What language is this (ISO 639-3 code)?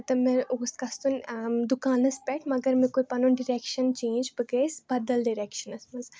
kas